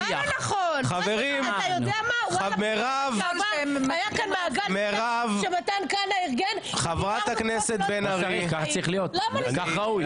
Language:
Hebrew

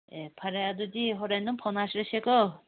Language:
Manipuri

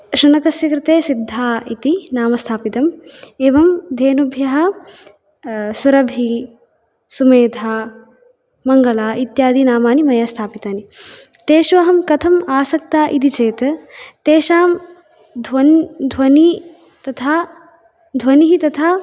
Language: Sanskrit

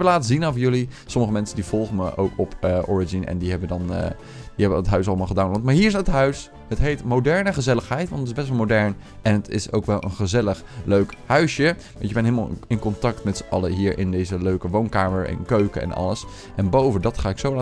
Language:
Dutch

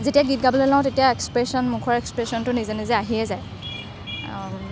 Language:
Assamese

